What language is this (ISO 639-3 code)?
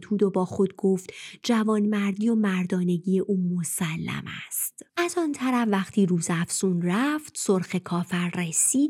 fas